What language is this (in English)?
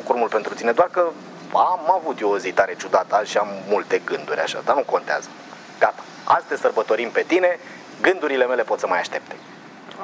Romanian